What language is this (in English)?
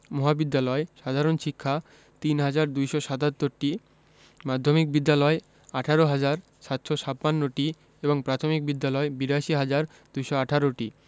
Bangla